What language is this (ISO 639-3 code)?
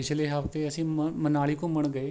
pan